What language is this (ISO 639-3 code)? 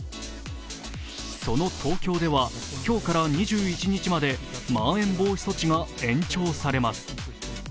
jpn